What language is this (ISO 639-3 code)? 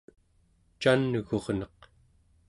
esu